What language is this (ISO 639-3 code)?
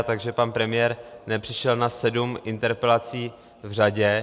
ces